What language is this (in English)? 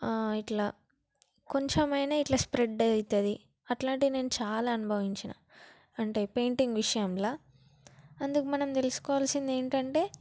Telugu